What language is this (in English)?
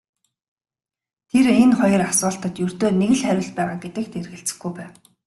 Mongolian